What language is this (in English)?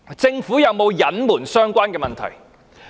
Cantonese